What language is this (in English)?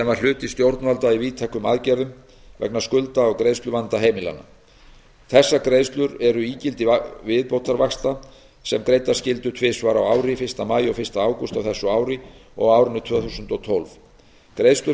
Icelandic